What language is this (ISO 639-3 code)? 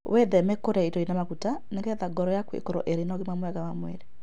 kik